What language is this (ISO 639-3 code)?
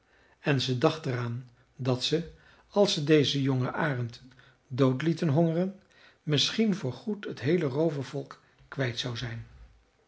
nld